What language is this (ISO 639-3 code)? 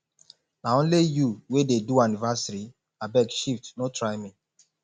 pcm